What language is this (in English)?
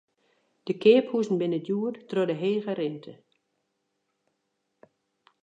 Western Frisian